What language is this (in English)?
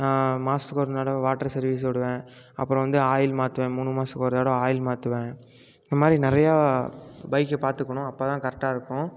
Tamil